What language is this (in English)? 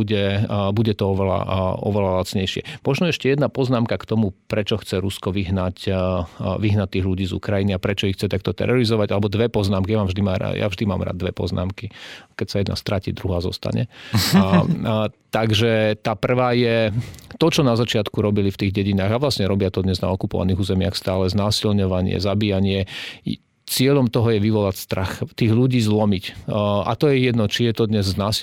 Slovak